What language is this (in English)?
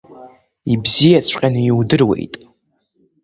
Abkhazian